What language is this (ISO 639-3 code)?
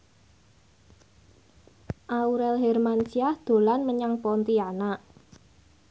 jav